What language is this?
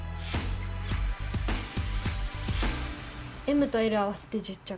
Japanese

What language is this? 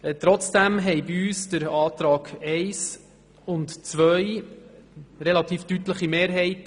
Swiss German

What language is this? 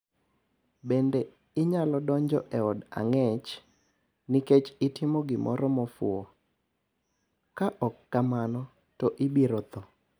Luo (Kenya and Tanzania)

